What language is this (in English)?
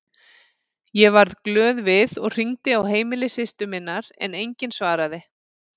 Icelandic